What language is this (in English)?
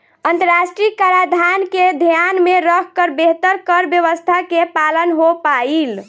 Bhojpuri